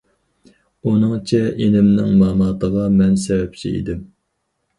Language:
Uyghur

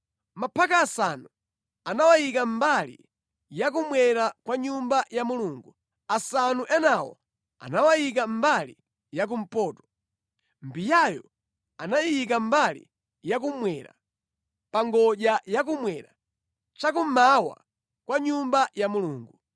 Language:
Nyanja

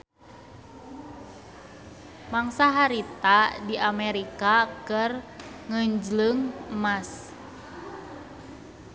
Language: Sundanese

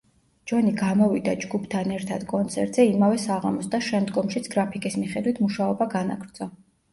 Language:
Georgian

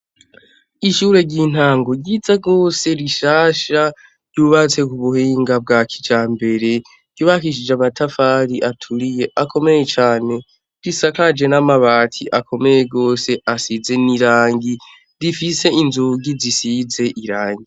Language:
Rundi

